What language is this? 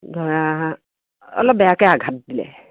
Assamese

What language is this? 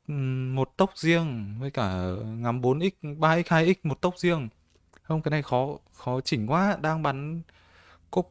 Vietnamese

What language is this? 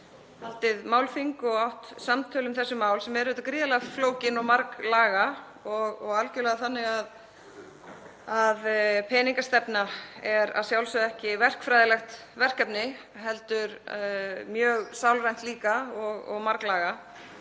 Icelandic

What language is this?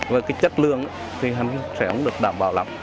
Vietnamese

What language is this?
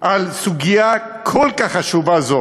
Hebrew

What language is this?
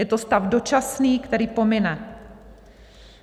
Czech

